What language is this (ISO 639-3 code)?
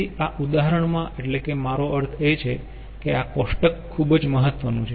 guj